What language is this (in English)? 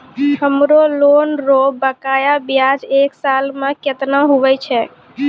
Maithili